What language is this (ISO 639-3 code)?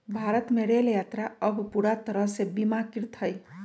mag